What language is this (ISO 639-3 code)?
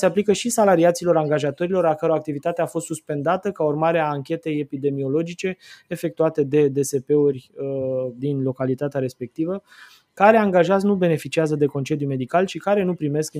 ron